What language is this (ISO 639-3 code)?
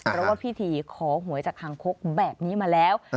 tha